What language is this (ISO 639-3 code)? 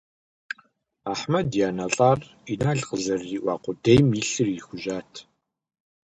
kbd